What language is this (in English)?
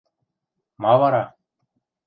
Western Mari